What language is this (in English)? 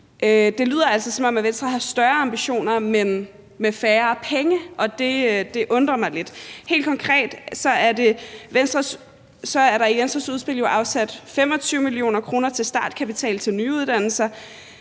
Danish